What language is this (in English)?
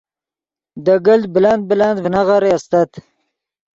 Yidgha